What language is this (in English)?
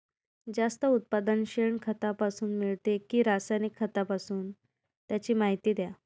Marathi